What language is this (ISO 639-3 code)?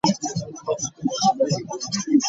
lug